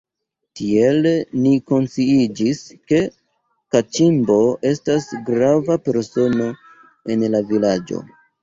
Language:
Esperanto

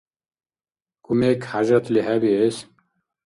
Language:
Dargwa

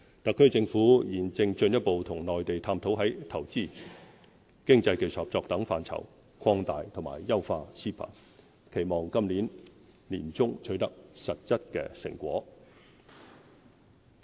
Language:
Cantonese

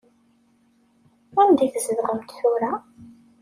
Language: Kabyle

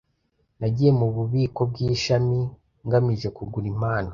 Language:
Kinyarwanda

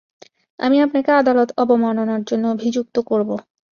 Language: Bangla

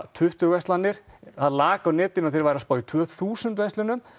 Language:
Icelandic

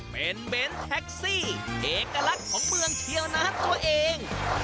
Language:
Thai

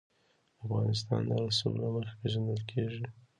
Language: Pashto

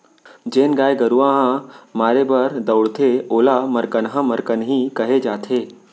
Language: Chhattisgarhi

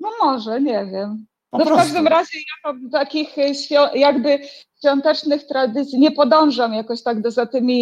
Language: Polish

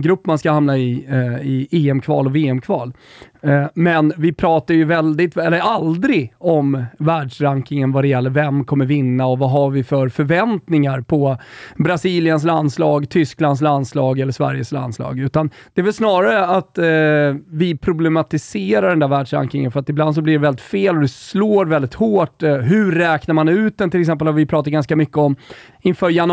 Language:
Swedish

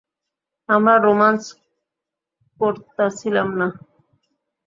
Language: Bangla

